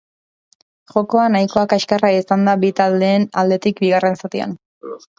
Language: Basque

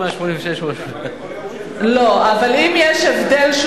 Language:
Hebrew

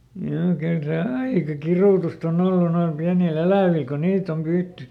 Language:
Finnish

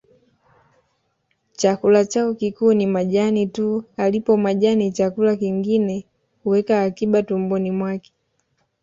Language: Swahili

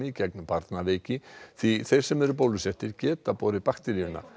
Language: Icelandic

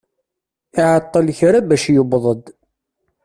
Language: Kabyle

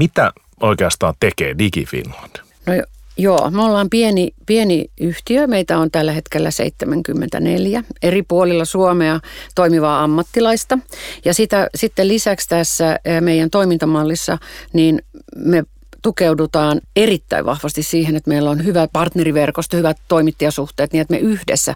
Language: Finnish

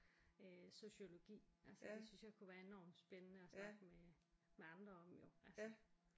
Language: Danish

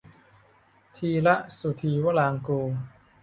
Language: Thai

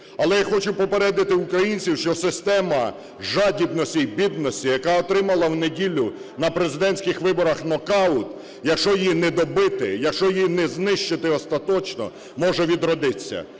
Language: Ukrainian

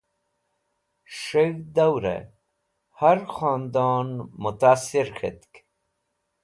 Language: Wakhi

